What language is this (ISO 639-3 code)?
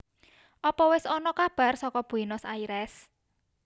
jav